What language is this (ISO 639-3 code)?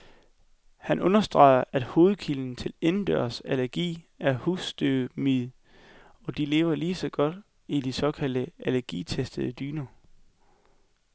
dan